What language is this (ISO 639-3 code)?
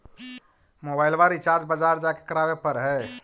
mag